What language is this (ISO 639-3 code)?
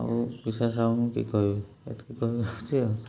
ori